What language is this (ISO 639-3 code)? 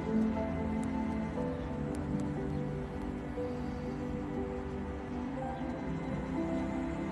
ron